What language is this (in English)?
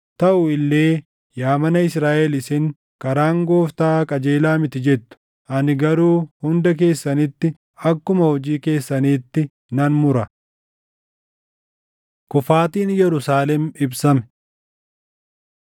Oromo